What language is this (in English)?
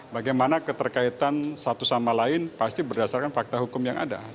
Indonesian